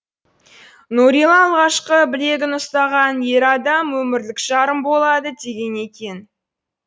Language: Kazakh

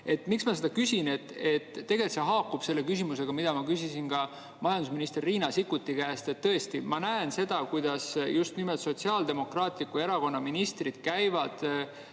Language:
Estonian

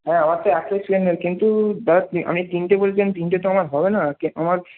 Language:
Bangla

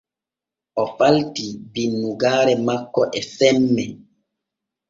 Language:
Borgu Fulfulde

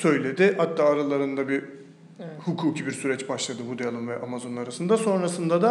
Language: Turkish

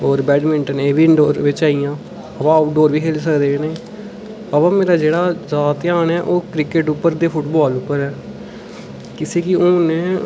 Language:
Dogri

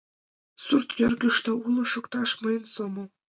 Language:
Mari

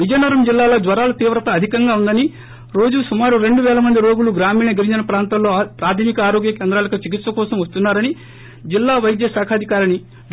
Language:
Telugu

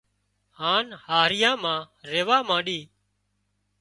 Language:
Wadiyara Koli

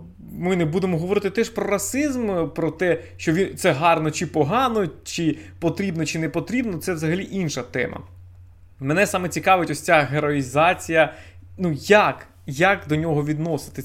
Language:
Ukrainian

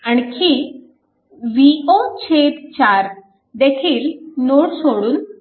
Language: Marathi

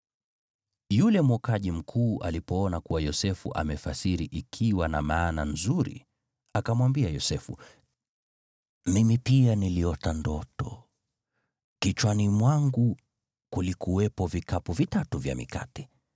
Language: Swahili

